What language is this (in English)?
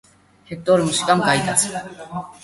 Georgian